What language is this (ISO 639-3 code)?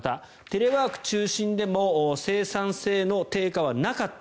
jpn